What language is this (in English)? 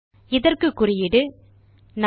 Tamil